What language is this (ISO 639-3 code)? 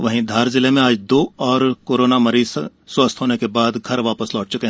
hin